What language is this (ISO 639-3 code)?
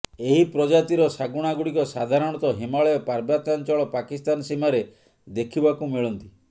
ori